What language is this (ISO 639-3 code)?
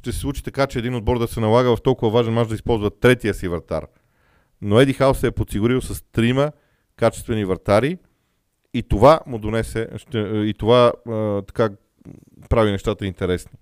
bul